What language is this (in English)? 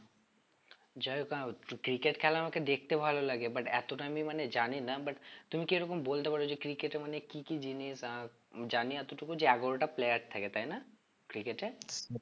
Bangla